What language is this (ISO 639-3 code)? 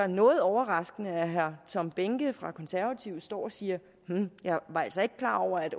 dan